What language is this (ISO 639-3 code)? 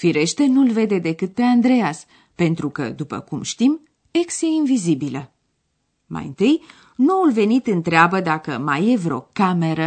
ron